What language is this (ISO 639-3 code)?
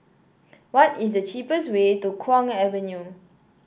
eng